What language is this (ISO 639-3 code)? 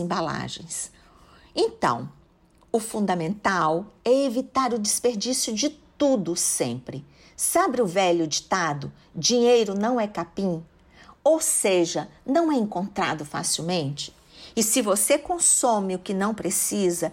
por